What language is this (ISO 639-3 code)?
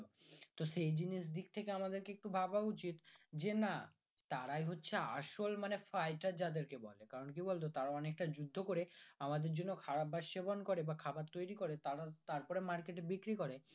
ben